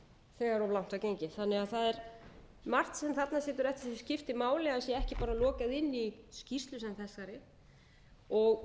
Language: Icelandic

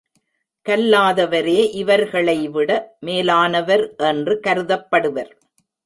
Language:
Tamil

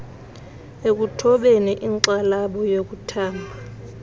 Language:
Xhosa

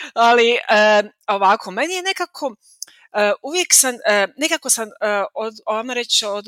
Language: Croatian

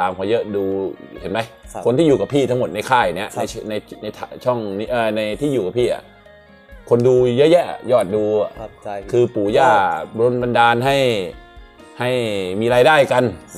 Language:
Thai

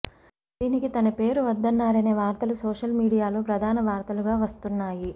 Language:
Telugu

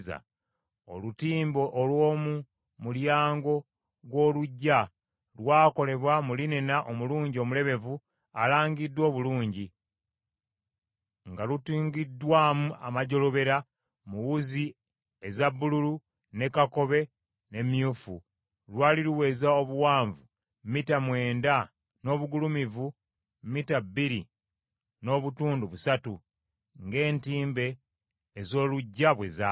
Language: Ganda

